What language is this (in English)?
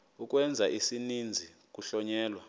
Xhosa